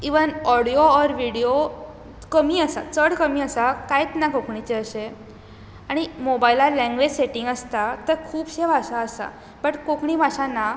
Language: Konkani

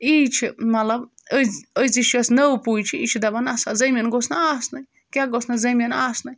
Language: Kashmiri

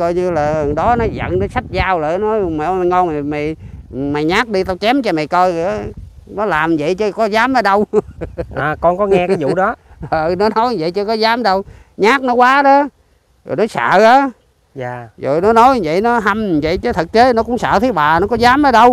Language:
Vietnamese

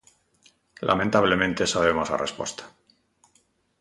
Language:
Galician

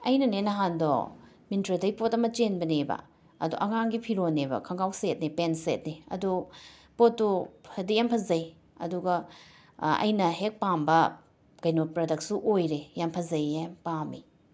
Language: Manipuri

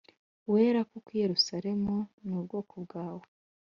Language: Kinyarwanda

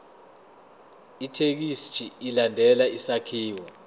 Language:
Zulu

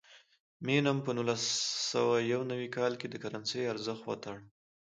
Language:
Pashto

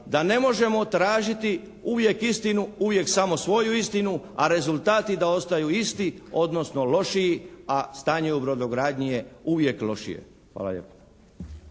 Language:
Croatian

